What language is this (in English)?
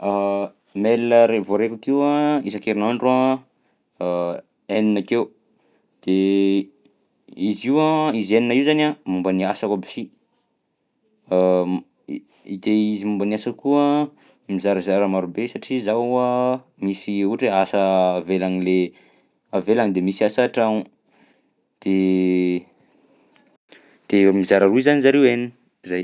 Southern Betsimisaraka Malagasy